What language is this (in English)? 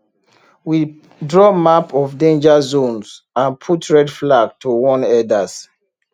Nigerian Pidgin